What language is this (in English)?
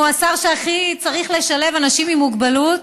Hebrew